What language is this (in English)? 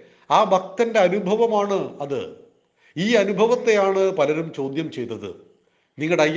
Malayalam